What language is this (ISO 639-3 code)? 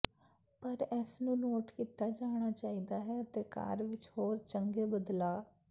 pan